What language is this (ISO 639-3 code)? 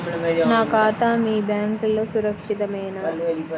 tel